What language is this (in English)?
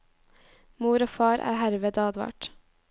Norwegian